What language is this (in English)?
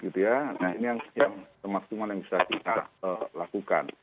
Indonesian